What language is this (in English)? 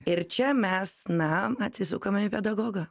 Lithuanian